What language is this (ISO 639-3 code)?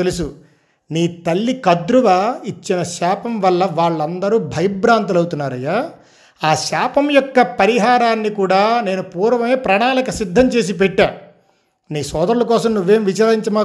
tel